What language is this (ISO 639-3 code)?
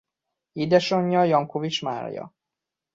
hun